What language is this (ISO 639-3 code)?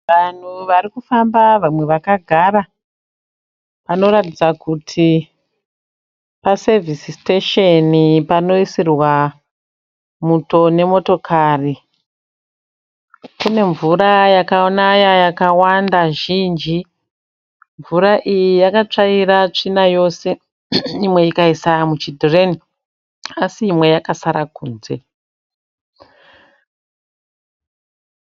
sna